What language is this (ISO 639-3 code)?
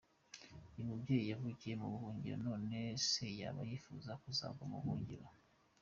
kin